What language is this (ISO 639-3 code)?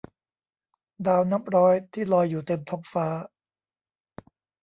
tha